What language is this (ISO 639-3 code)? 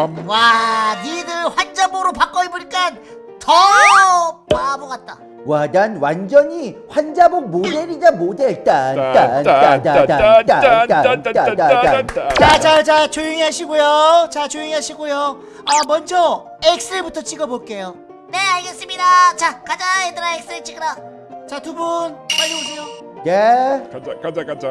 kor